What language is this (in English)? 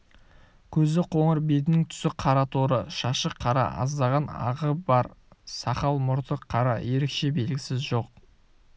Kazakh